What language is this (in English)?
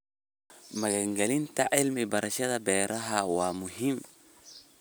Somali